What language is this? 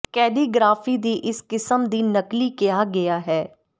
Punjabi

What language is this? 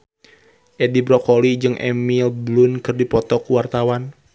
Sundanese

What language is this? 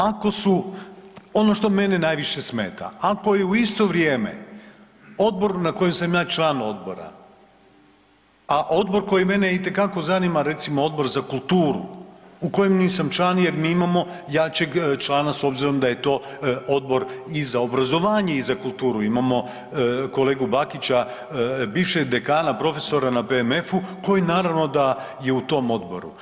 Croatian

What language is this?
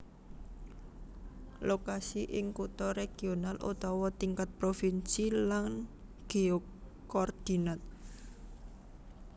Javanese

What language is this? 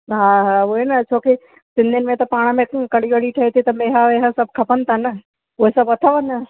Sindhi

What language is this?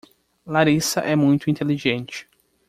Portuguese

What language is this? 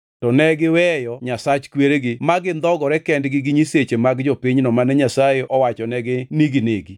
Luo (Kenya and Tanzania)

